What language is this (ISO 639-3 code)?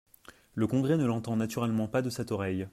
fra